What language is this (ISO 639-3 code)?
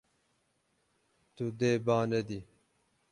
kur